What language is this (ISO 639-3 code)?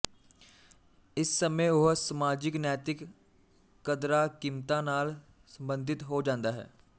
pan